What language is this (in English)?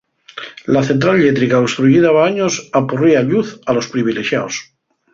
Asturian